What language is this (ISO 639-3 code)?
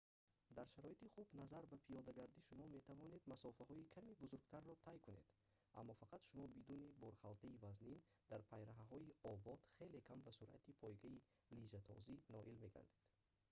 tgk